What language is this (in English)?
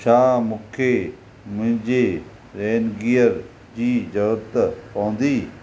Sindhi